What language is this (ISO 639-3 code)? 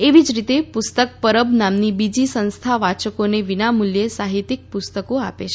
guj